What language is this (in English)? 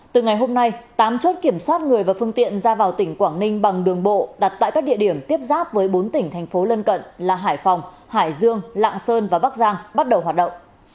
Vietnamese